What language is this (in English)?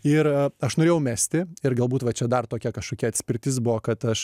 Lithuanian